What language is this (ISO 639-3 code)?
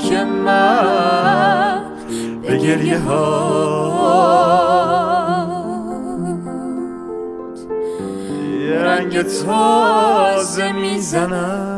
fas